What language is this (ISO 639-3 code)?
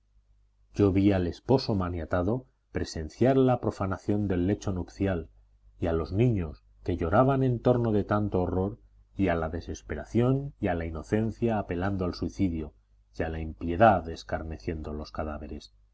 spa